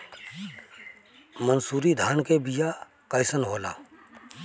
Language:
Bhojpuri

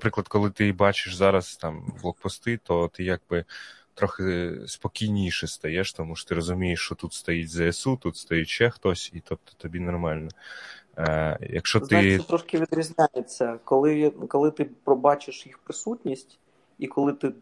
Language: Ukrainian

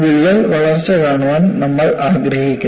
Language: Malayalam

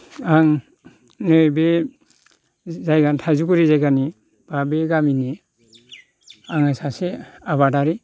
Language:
Bodo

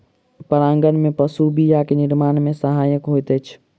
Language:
Maithili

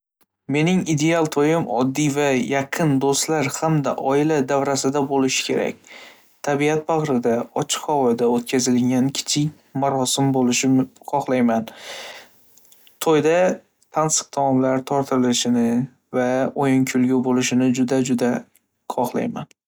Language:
Uzbek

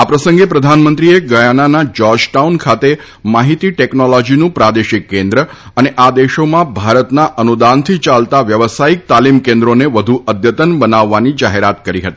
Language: Gujarati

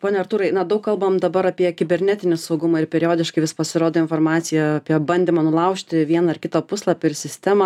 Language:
Lithuanian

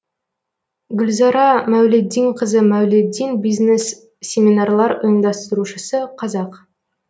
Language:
Kazakh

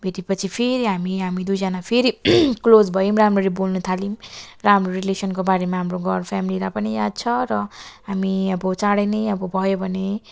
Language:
Nepali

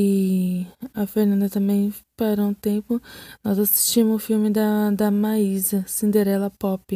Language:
Portuguese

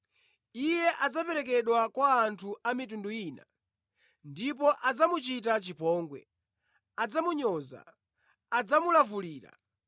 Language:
Nyanja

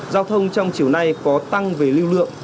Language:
Vietnamese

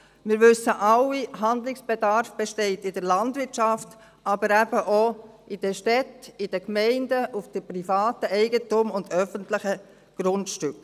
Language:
Swiss German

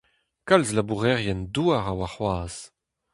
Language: Breton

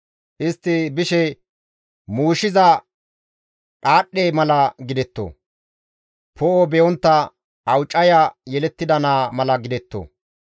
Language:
Gamo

